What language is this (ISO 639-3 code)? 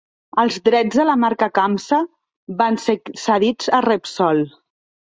cat